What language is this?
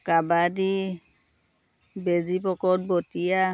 Assamese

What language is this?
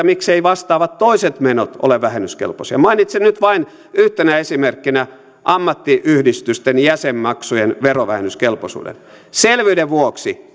Finnish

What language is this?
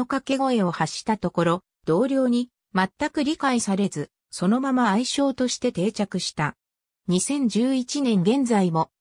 Japanese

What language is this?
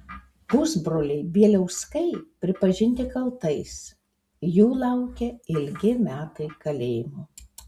Lithuanian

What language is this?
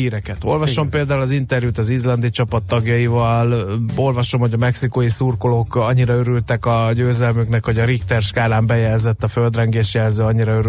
Hungarian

